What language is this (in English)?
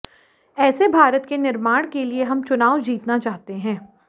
Hindi